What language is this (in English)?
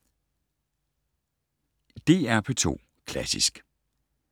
Danish